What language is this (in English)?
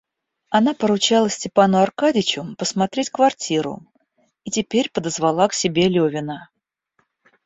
Russian